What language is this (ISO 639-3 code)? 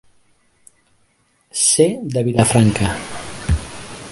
cat